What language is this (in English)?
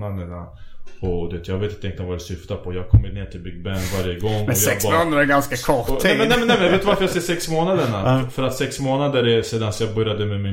Swedish